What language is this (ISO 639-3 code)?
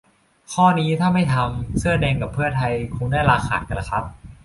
tha